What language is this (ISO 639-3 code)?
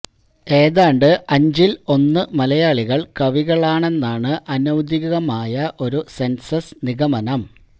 mal